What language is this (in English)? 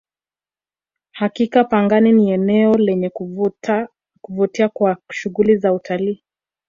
Swahili